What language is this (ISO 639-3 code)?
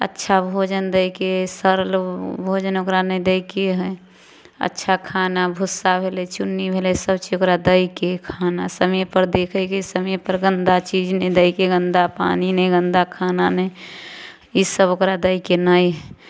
mai